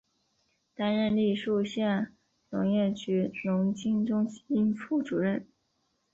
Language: Chinese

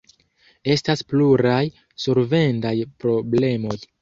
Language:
Esperanto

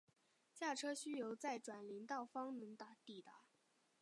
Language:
Chinese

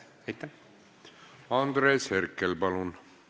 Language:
Estonian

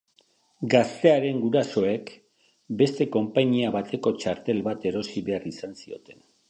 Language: Basque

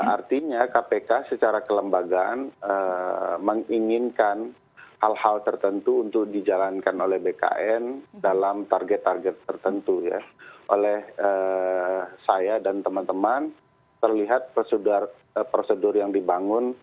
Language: Indonesian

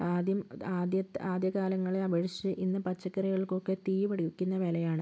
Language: Malayalam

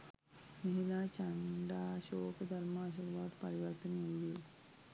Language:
Sinhala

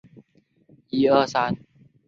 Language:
Chinese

